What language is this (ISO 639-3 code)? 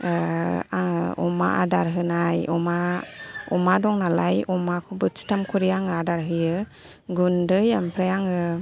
brx